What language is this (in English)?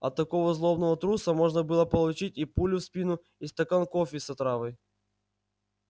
Russian